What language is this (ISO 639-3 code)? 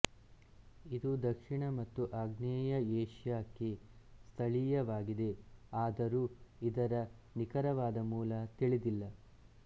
kan